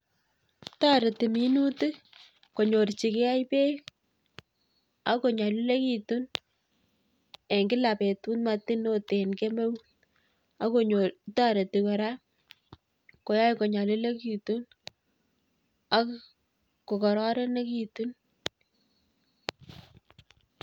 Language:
Kalenjin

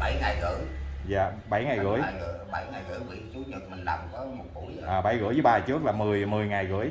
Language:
Vietnamese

